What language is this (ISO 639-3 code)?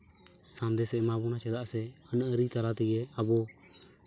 sat